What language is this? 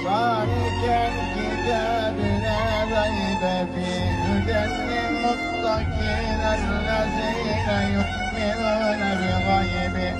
Turkish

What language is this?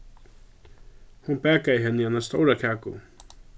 Faroese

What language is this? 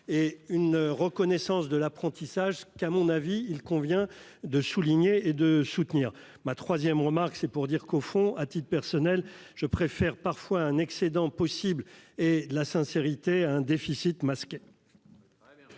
French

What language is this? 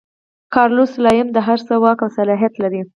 Pashto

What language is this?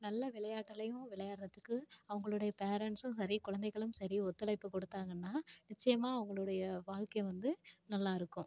Tamil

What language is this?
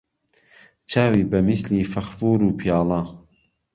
Central Kurdish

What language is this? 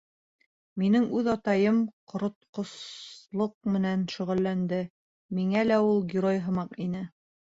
Bashkir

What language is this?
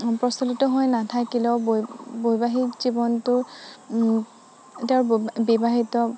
Assamese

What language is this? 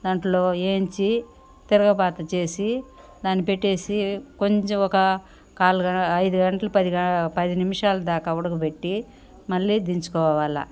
Telugu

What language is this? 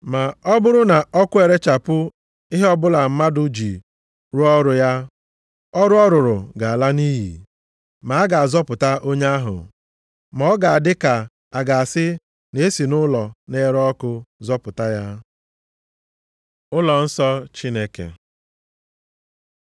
Igbo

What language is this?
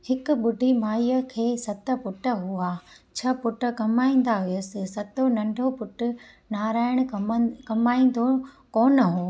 Sindhi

